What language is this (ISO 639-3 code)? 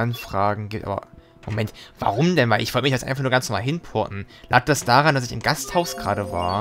deu